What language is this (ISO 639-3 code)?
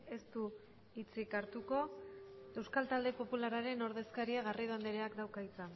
eus